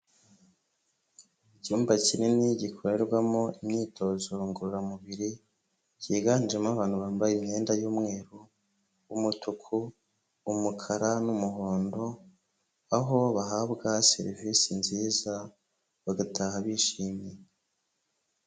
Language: Kinyarwanda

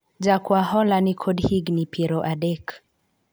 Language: Luo (Kenya and Tanzania)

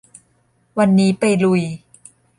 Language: Thai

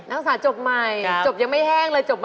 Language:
Thai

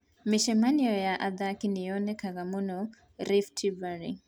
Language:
Kikuyu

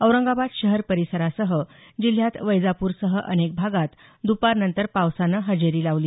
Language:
Marathi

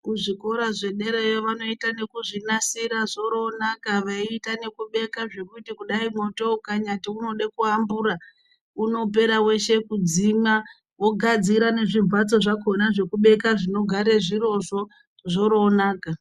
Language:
Ndau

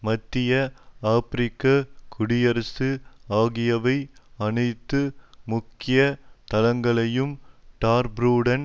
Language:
Tamil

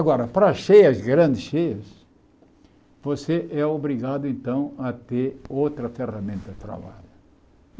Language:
Portuguese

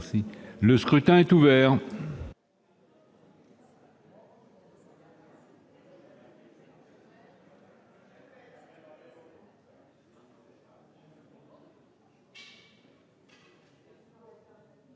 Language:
French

